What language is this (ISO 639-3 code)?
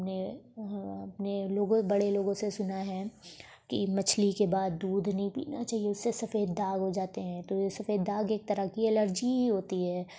urd